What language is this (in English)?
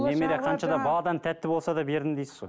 Kazakh